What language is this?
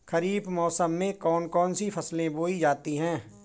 Hindi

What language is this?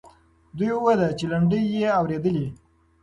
Pashto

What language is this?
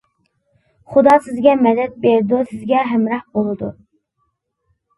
Uyghur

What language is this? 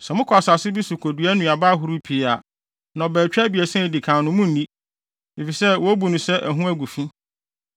Akan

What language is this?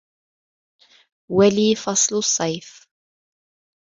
Arabic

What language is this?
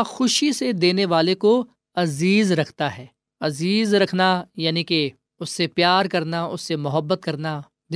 Urdu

